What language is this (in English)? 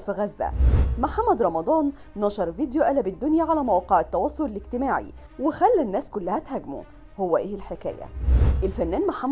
Arabic